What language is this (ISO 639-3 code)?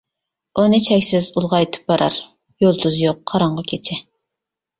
uig